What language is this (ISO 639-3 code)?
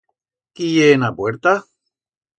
arg